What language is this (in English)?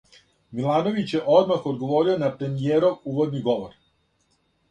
Serbian